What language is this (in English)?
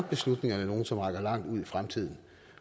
Danish